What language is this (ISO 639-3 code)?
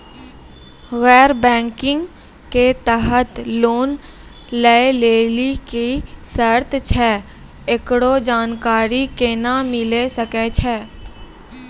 mai